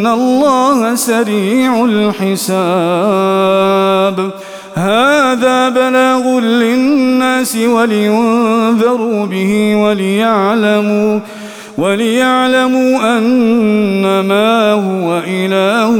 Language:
Arabic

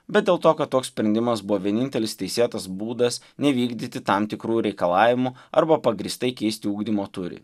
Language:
Lithuanian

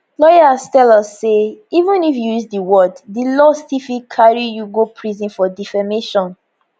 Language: Nigerian Pidgin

